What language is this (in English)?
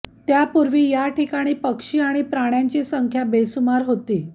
Marathi